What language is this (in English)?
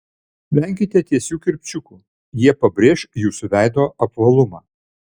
Lithuanian